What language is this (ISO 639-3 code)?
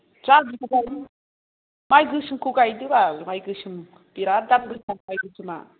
brx